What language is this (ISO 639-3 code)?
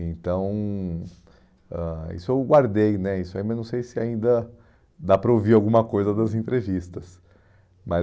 por